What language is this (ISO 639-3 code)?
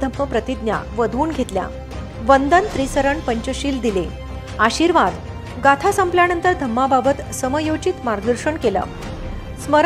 hin